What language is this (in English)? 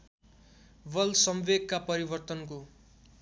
Nepali